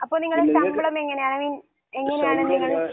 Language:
Malayalam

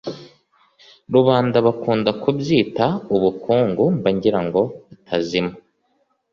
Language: Kinyarwanda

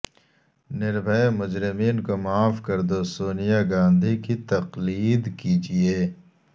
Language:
Urdu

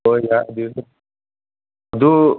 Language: Manipuri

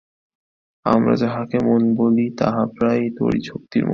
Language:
Bangla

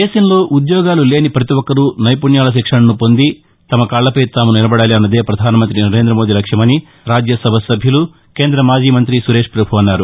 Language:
Telugu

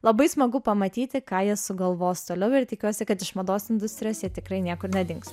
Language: Lithuanian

